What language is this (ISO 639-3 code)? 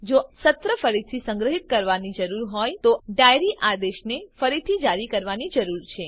guj